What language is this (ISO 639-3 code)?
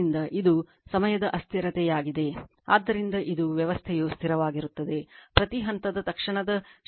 kan